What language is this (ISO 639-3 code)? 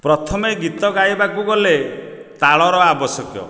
ori